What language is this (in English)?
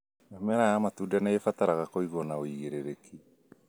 Kikuyu